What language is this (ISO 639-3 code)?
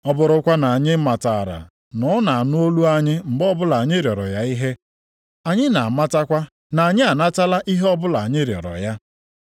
ibo